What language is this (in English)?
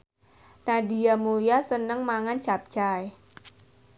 Javanese